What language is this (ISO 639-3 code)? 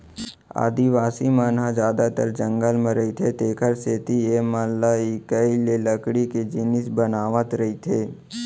hne